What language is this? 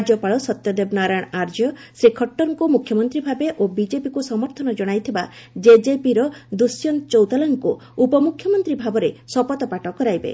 Odia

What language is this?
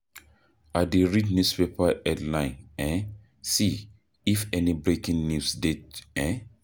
Nigerian Pidgin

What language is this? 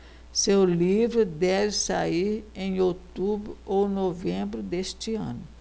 Portuguese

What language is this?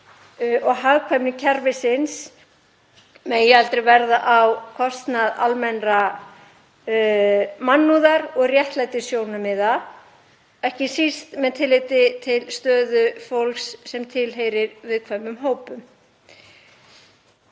Icelandic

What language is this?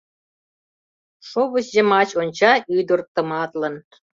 Mari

